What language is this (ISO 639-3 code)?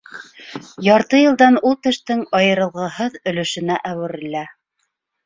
bak